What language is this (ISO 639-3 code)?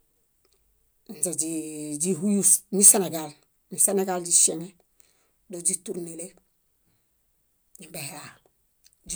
bda